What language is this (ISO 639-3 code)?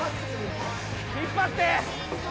jpn